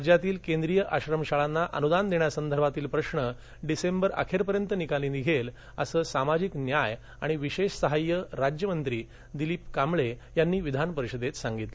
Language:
Marathi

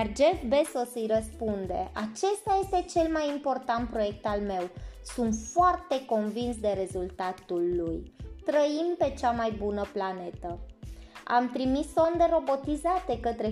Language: Romanian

